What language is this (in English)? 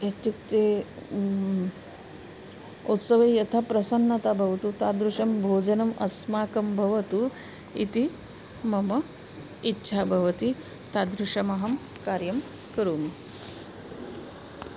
Sanskrit